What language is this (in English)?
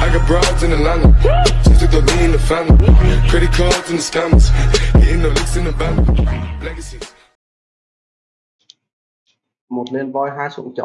Vietnamese